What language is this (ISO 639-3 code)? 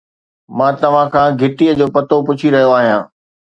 snd